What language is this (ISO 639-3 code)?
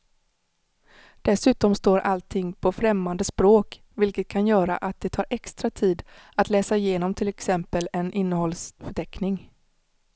swe